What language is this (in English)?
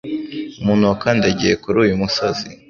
Kinyarwanda